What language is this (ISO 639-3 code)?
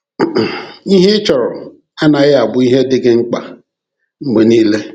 ibo